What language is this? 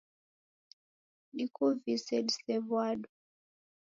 Taita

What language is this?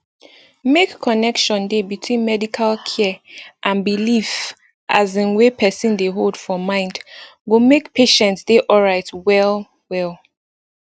Nigerian Pidgin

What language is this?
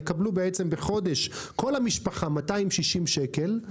Hebrew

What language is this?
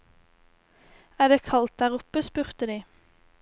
Norwegian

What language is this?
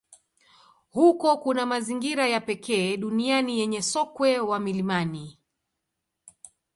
Swahili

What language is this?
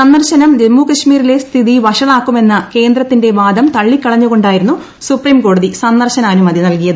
Malayalam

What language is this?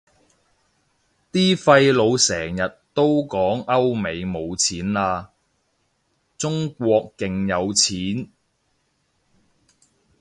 Cantonese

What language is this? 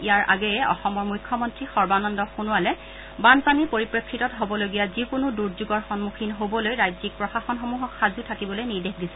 Assamese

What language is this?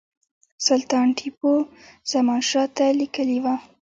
Pashto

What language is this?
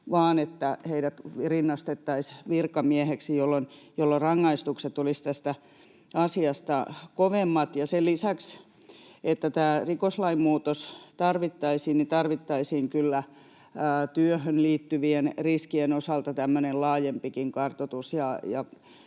Finnish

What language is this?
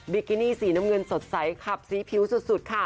Thai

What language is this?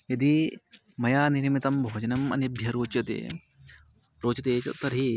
Sanskrit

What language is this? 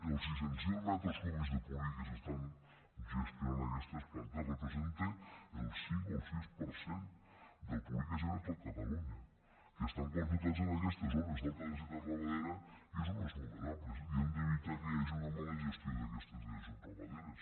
Catalan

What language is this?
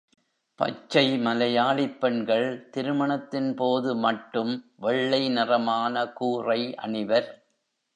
Tamil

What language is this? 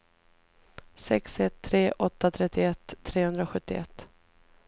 Swedish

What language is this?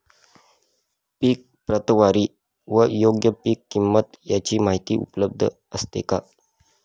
Marathi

